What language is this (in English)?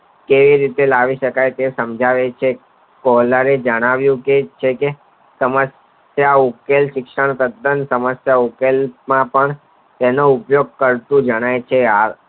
Gujarati